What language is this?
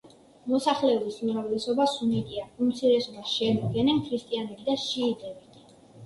Georgian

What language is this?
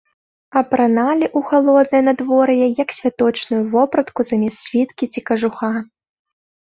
Belarusian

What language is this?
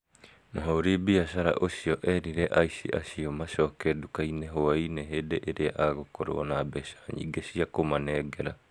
Kikuyu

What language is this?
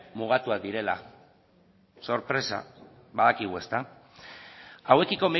Basque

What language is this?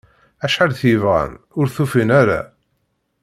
Kabyle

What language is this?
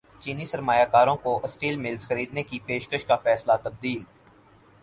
Urdu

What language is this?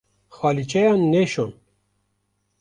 Kurdish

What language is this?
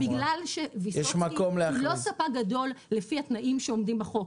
Hebrew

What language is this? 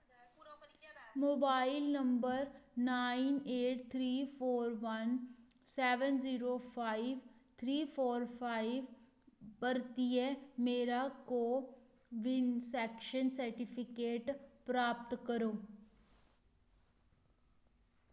Dogri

